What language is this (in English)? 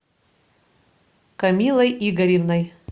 Russian